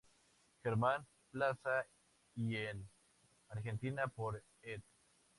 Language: Spanish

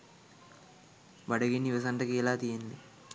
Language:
Sinhala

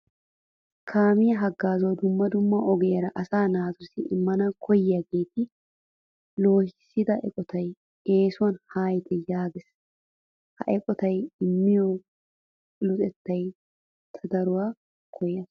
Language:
Wolaytta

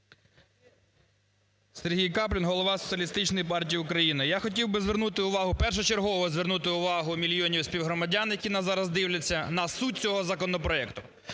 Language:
Ukrainian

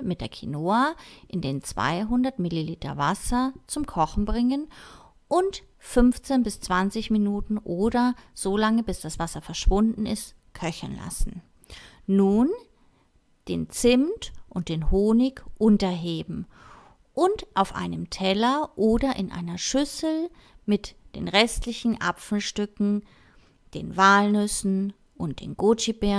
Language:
German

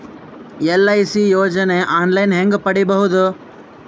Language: Kannada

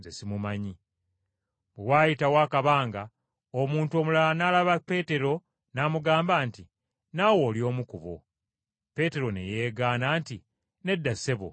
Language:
Ganda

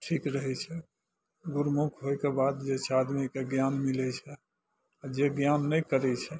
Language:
Maithili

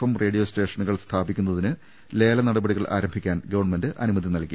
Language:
Malayalam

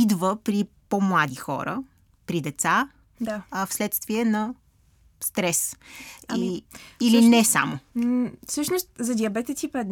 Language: Bulgarian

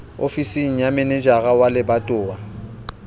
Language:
Southern Sotho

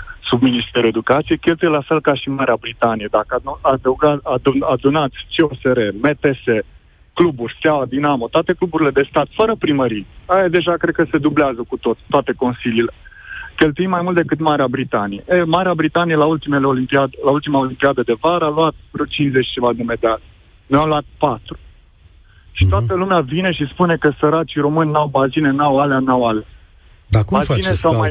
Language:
Romanian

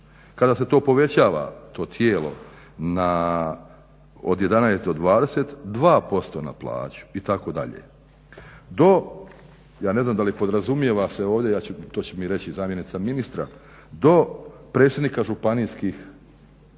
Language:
Croatian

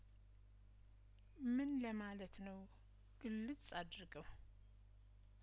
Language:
Amharic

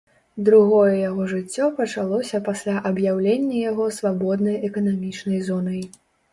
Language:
Belarusian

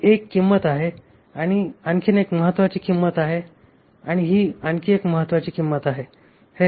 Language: Marathi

